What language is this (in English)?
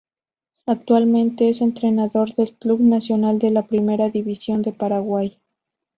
Spanish